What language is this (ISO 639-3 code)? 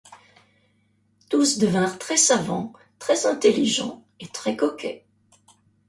fra